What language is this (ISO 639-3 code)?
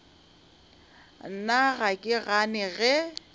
nso